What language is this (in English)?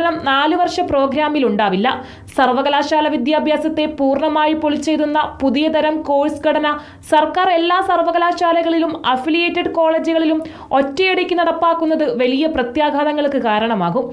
Malayalam